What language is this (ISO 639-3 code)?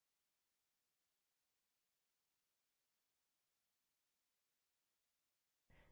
hin